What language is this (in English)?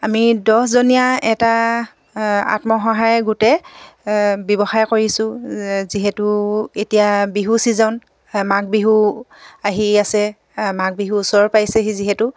Assamese